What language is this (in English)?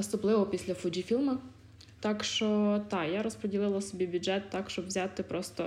Ukrainian